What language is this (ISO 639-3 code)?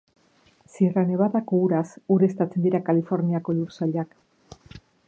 eus